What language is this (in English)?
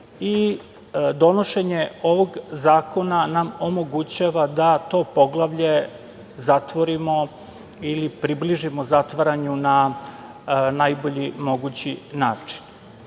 Serbian